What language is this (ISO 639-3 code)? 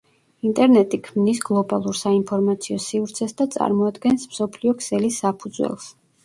kat